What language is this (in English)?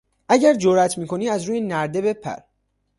Persian